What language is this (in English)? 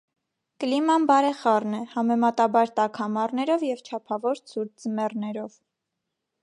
Armenian